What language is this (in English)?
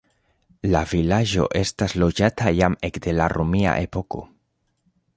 Esperanto